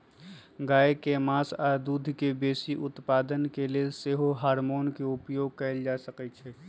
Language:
Magahi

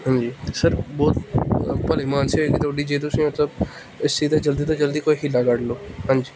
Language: Punjabi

